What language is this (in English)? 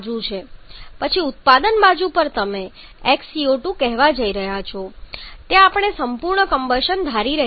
Gujarati